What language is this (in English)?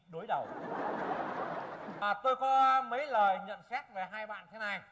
Vietnamese